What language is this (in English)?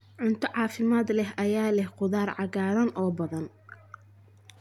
Somali